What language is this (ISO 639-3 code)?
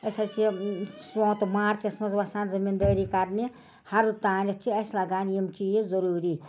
kas